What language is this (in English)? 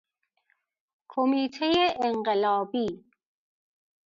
Persian